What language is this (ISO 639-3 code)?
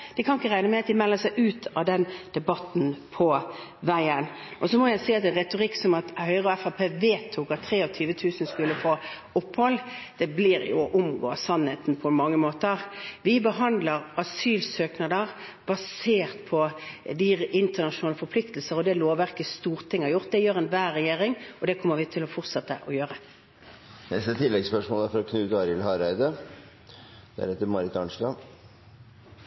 nor